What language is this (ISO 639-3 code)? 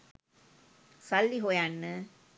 sin